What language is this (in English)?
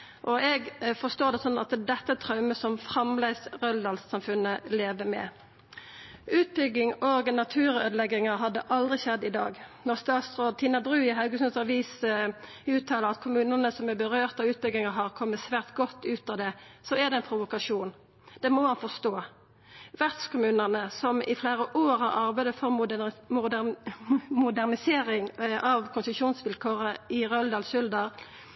Norwegian Nynorsk